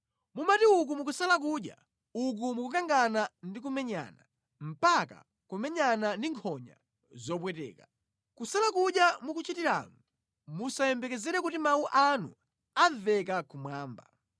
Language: Nyanja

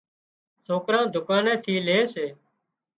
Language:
Wadiyara Koli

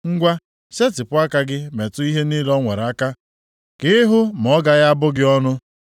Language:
Igbo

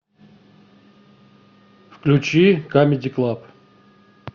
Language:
Russian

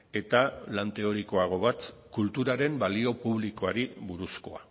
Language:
Basque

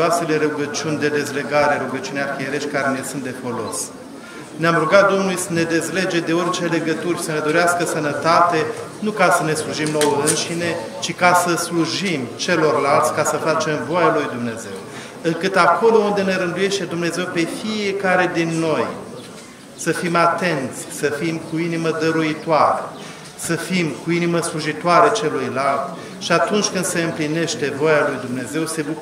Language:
Romanian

